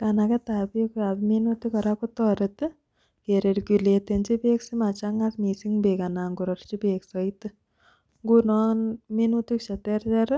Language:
Kalenjin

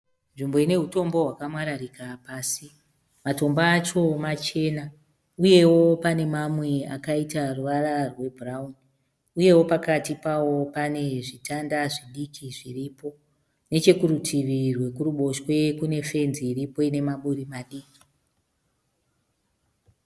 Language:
Shona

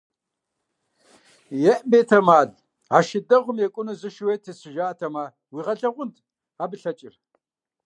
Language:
Kabardian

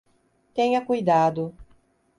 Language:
Portuguese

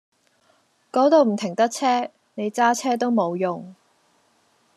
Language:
Cantonese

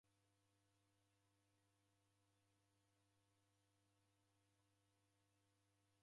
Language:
Taita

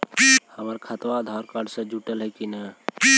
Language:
Magahi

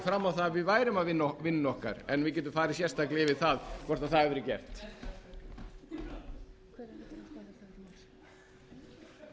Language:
Icelandic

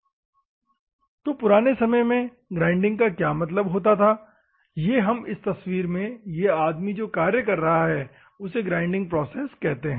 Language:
Hindi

